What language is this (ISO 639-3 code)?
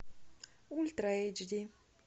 rus